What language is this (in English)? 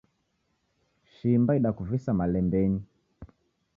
Taita